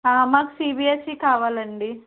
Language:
Telugu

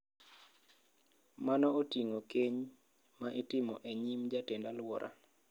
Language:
Luo (Kenya and Tanzania)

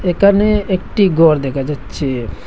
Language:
Bangla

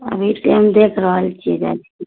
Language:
Maithili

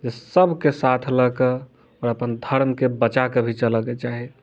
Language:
Maithili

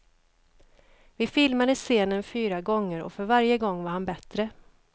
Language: Swedish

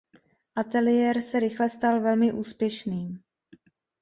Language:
Czech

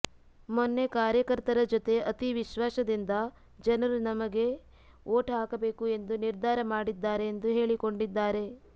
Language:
Kannada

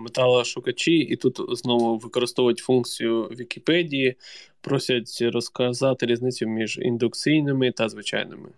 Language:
Ukrainian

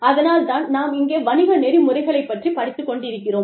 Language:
Tamil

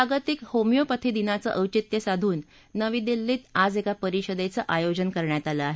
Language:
Marathi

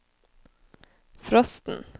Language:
Norwegian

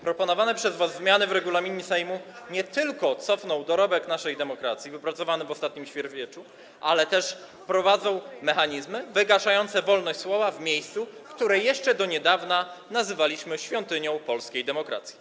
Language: Polish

